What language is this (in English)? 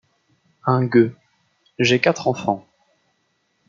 French